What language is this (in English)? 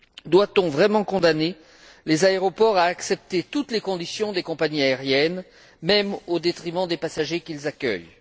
French